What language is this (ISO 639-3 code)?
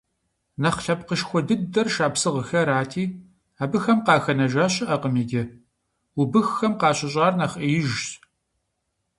kbd